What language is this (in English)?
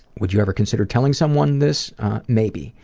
English